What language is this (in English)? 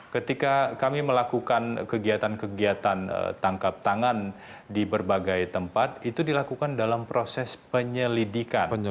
Indonesian